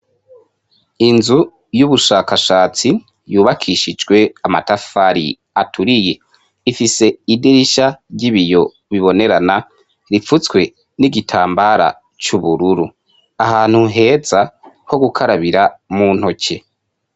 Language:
Rundi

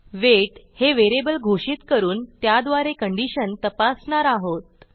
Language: Marathi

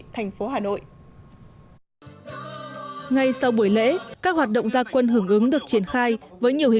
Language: Vietnamese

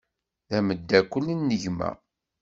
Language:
Kabyle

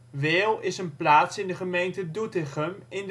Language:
Dutch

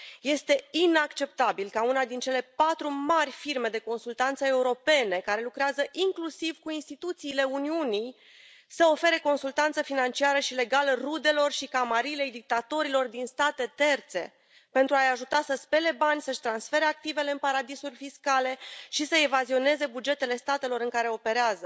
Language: Romanian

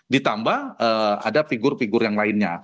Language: Indonesian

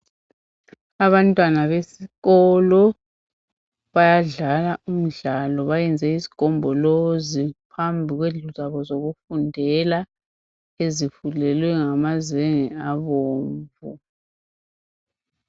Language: North Ndebele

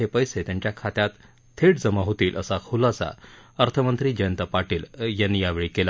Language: Marathi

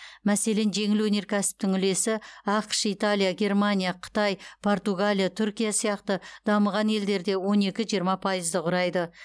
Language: Kazakh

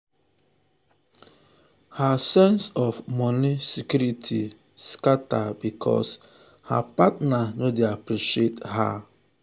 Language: Nigerian Pidgin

